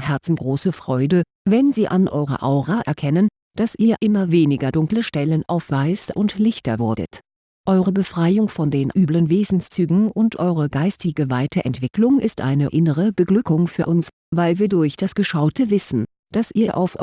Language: German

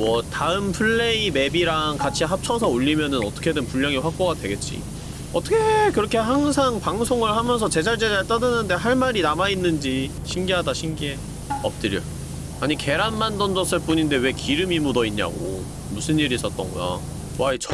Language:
Korean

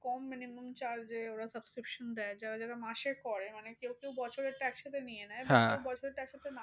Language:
Bangla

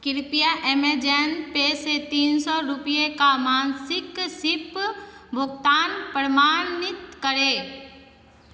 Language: Hindi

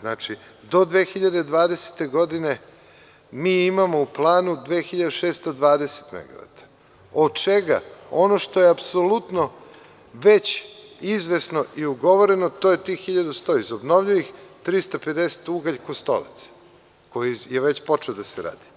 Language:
Serbian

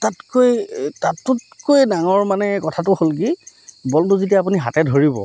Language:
Assamese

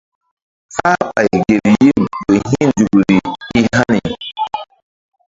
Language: Mbum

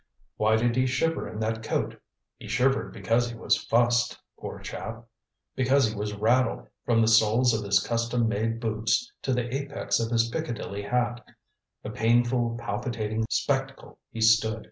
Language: English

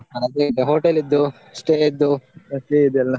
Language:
Kannada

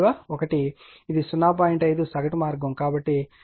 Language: Telugu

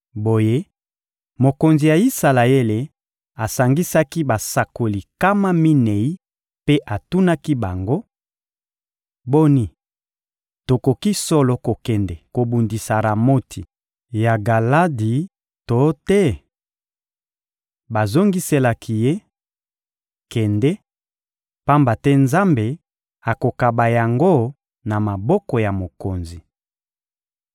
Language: Lingala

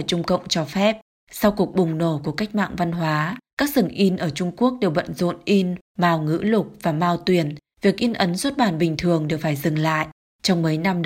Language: Vietnamese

